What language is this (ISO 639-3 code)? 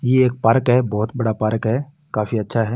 mwr